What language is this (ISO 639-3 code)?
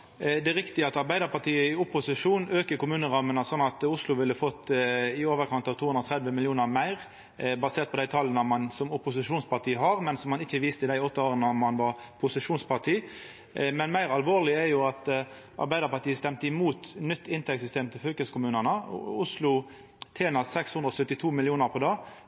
nno